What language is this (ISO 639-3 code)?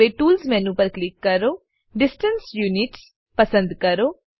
guj